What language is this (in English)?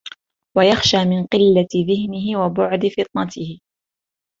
Arabic